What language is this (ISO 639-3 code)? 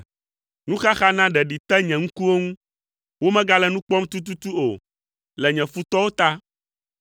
ewe